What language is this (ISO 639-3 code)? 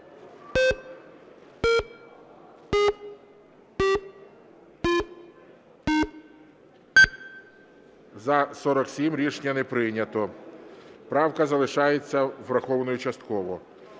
ukr